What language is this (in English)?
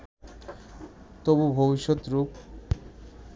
Bangla